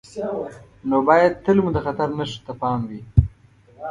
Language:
Pashto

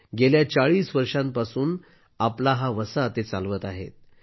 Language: Marathi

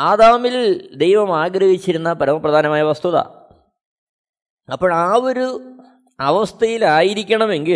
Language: Malayalam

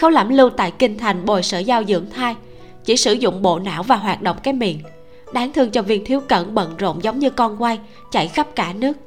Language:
Vietnamese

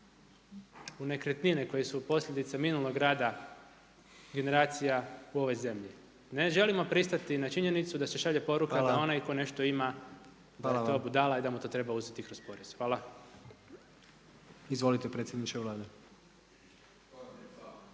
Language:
Croatian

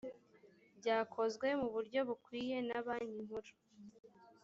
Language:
Kinyarwanda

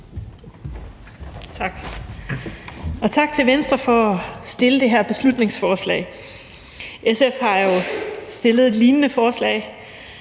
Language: Danish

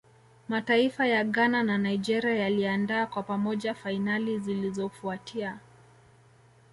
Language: Swahili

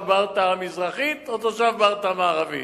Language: Hebrew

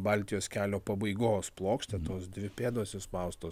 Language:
Lithuanian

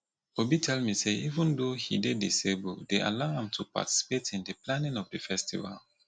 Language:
Nigerian Pidgin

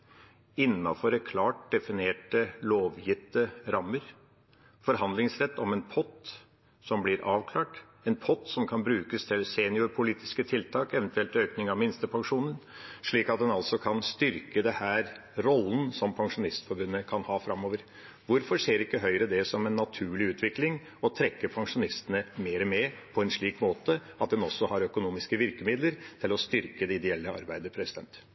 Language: Norwegian Bokmål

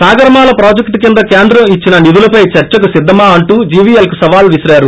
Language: Telugu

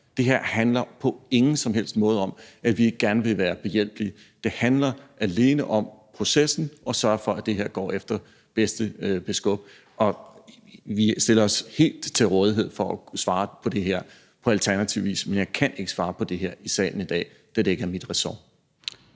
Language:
Danish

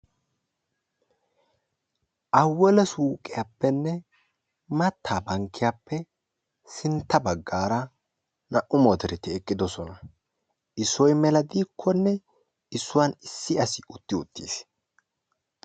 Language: Wolaytta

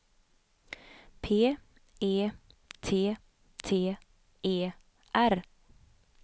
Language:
Swedish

